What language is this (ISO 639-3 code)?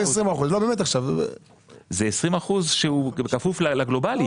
heb